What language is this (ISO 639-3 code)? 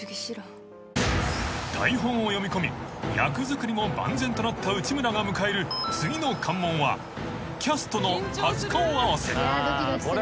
jpn